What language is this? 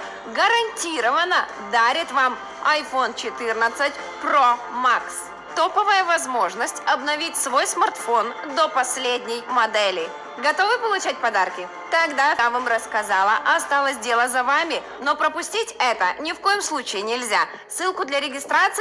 Russian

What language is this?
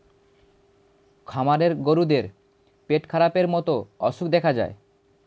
Bangla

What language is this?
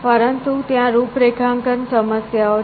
Gujarati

